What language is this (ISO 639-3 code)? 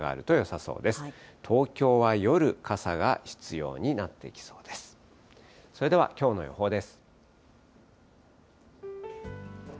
jpn